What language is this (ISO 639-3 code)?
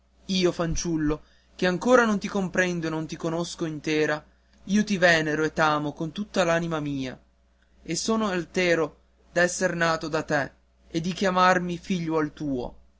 ita